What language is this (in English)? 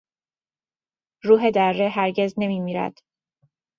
Persian